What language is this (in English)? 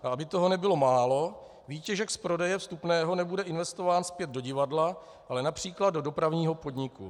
Czech